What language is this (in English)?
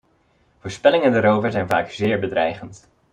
Dutch